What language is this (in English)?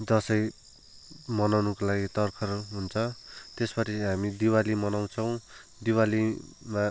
Nepali